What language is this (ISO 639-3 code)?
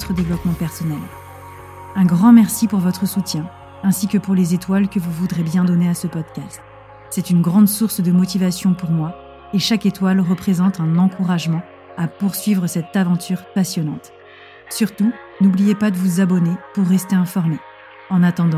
fra